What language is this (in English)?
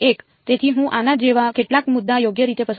Gujarati